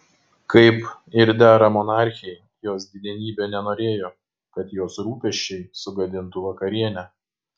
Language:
Lithuanian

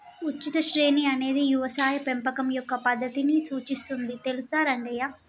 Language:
Telugu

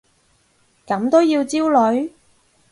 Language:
Cantonese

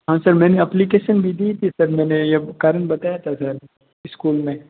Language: Hindi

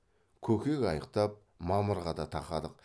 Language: Kazakh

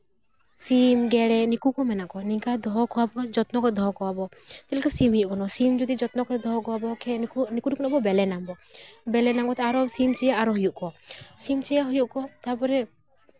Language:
Santali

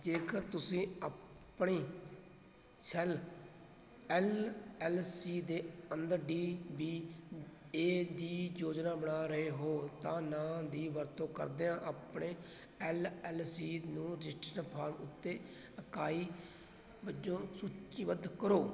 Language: Punjabi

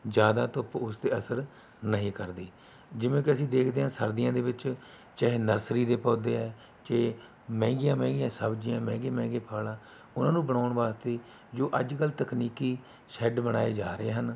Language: Punjabi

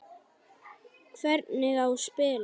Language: Icelandic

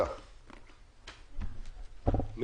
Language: Hebrew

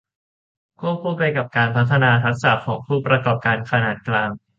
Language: Thai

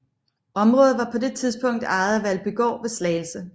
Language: Danish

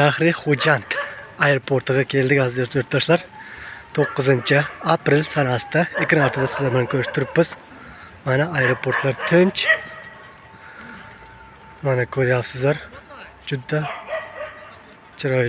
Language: Turkish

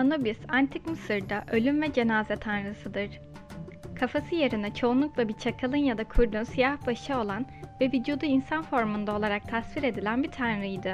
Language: Turkish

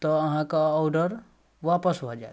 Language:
Maithili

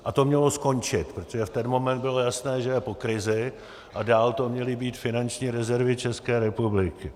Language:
Czech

